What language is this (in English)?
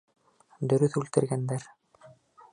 Bashkir